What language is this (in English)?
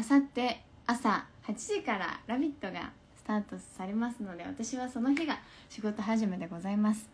Japanese